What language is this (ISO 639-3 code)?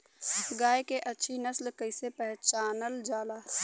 bho